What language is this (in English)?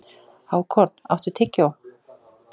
Icelandic